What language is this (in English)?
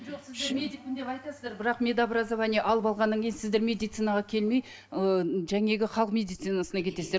Kazakh